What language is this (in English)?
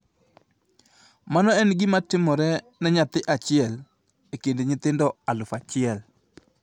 Luo (Kenya and Tanzania)